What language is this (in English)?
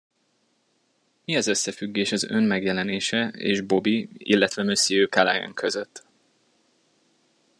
Hungarian